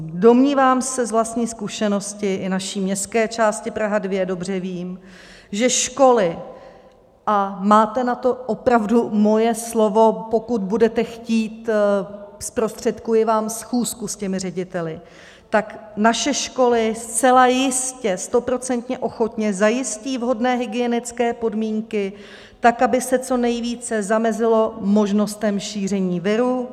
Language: Czech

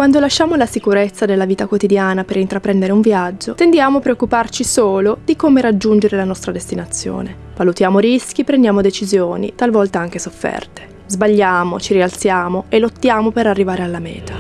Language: Italian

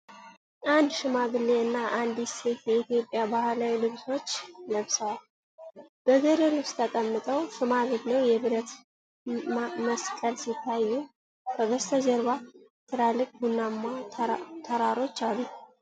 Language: Amharic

